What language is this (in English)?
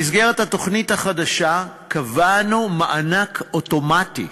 Hebrew